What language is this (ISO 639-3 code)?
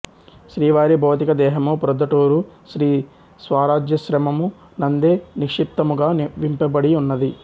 tel